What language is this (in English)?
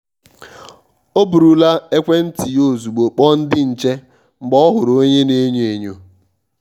Igbo